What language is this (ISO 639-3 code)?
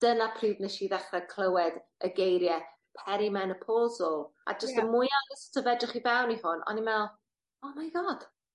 cym